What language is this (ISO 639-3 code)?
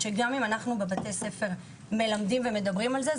heb